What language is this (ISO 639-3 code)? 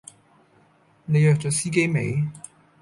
yue